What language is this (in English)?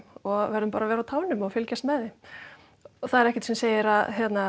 Icelandic